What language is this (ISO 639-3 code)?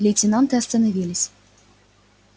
rus